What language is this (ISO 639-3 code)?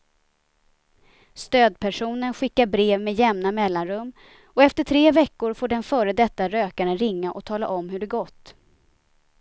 swe